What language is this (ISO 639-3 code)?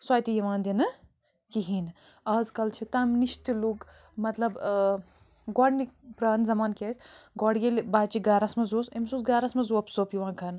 kas